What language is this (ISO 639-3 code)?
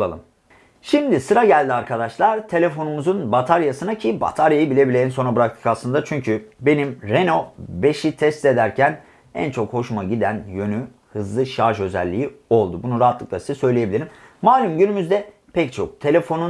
tur